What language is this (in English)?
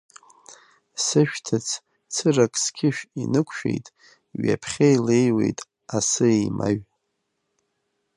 Abkhazian